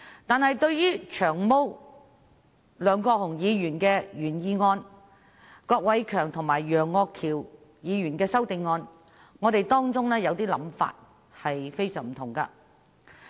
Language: Cantonese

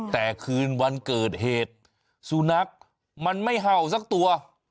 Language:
Thai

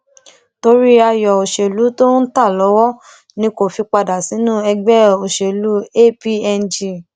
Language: Yoruba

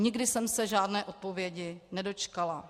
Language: Czech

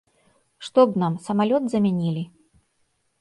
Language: Belarusian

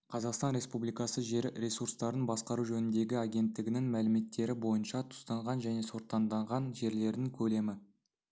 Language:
Kazakh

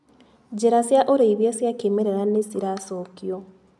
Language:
Kikuyu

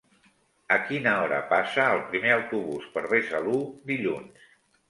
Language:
Catalan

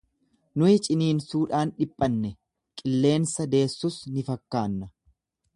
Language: Oromo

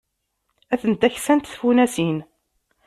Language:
Kabyle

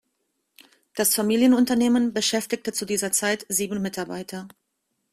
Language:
German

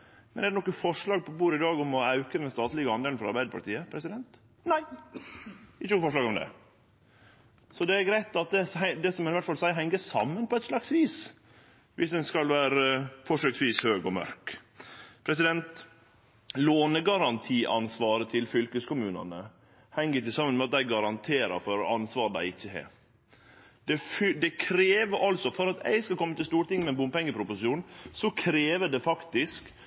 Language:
Norwegian Nynorsk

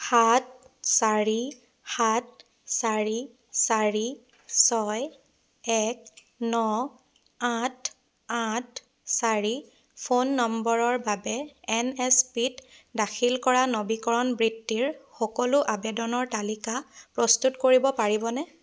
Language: Assamese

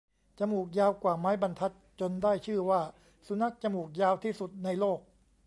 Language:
Thai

